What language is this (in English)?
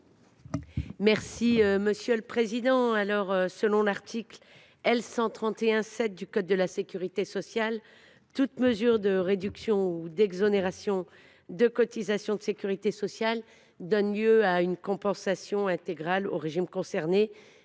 French